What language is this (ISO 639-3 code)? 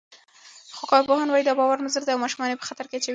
pus